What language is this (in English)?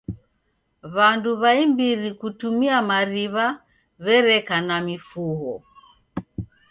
Taita